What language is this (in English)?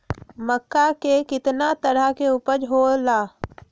Magahi